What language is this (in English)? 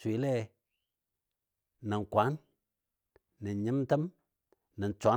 Dadiya